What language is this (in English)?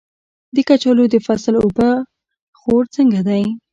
Pashto